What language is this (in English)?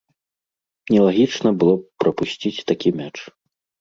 Belarusian